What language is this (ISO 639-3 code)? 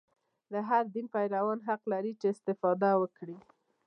pus